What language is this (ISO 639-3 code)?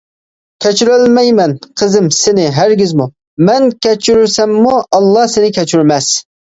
uig